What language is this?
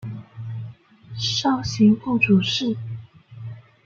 Chinese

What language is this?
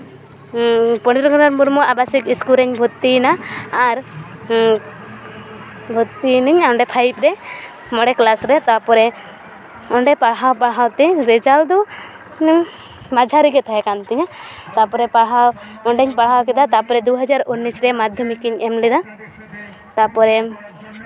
Santali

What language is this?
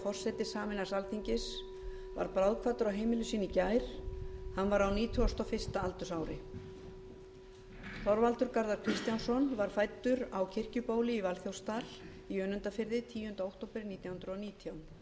Icelandic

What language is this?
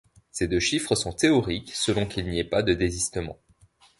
French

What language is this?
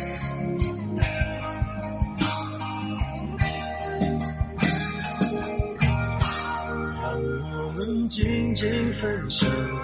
Chinese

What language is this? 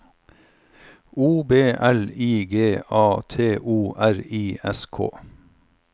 Norwegian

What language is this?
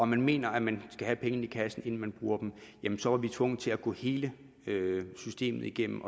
Danish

